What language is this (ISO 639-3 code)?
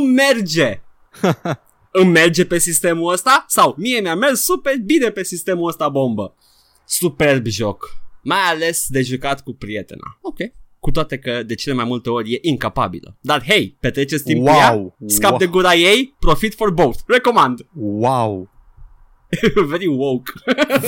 ron